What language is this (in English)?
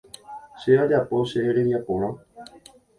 Guarani